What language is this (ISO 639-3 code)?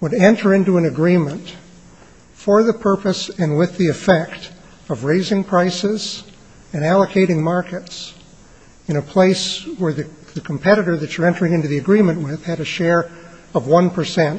eng